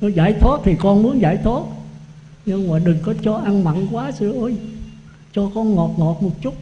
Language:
Vietnamese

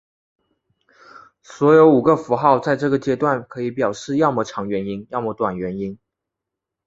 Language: Chinese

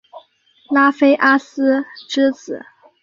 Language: Chinese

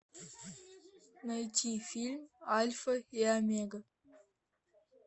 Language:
Russian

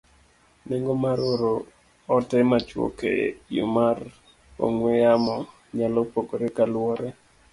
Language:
Luo (Kenya and Tanzania)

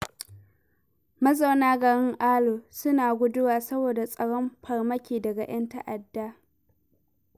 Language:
Hausa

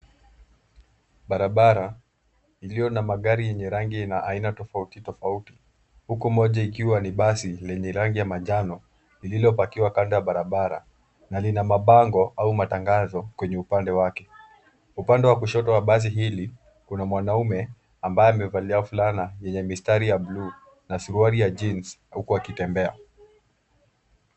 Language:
Swahili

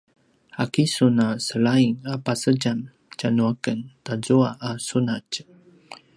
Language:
Paiwan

